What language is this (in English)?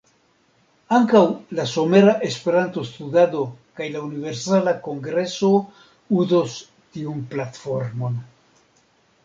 Esperanto